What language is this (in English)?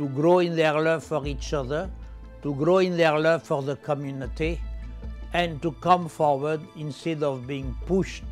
English